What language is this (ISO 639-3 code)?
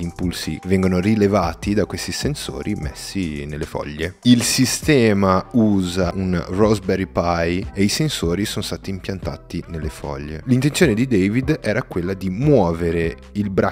ita